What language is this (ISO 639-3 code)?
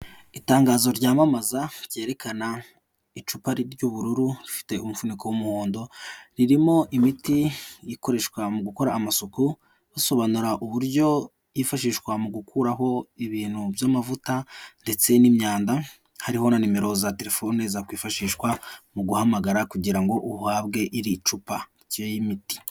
kin